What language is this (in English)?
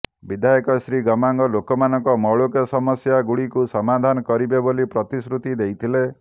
Odia